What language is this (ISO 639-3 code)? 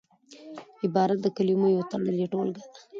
pus